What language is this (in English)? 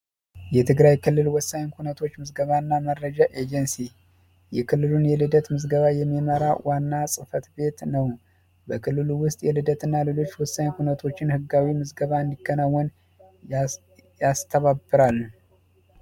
Amharic